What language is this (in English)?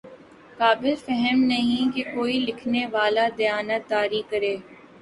Urdu